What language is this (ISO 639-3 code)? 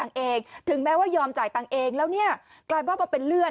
tha